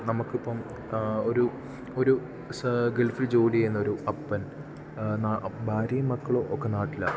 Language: Malayalam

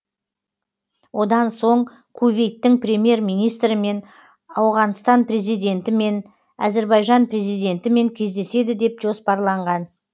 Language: Kazakh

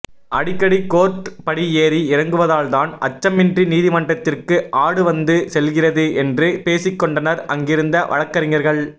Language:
Tamil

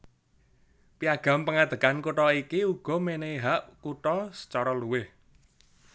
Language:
Javanese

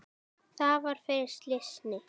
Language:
Icelandic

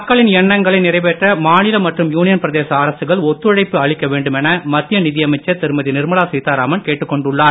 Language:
Tamil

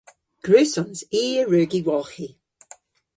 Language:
Cornish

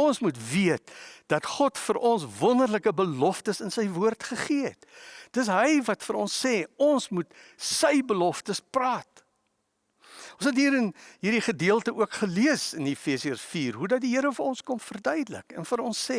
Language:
Dutch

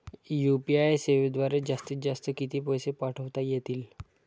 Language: Marathi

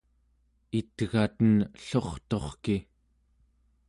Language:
Central Yupik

